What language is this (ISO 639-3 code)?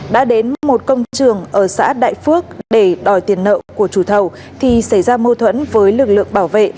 vie